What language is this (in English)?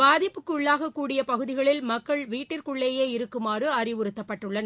Tamil